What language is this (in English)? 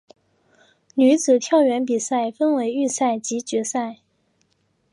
Chinese